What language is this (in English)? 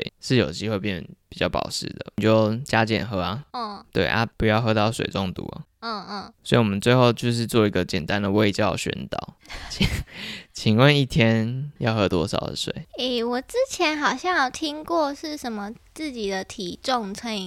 Chinese